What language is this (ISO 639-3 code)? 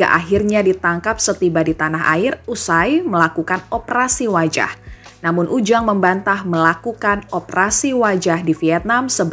ind